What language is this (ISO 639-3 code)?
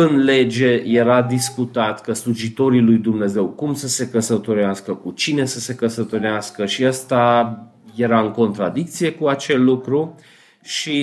ron